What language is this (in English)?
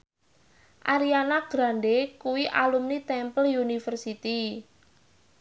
Javanese